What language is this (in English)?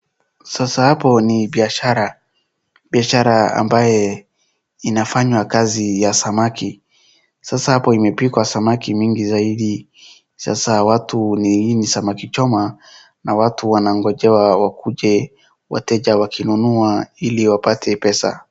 Swahili